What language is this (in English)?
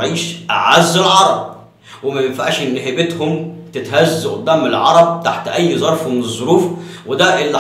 Arabic